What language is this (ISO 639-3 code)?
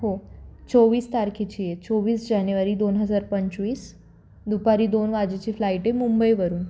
mar